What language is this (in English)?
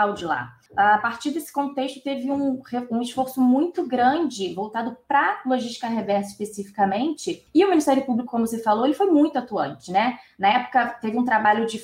Portuguese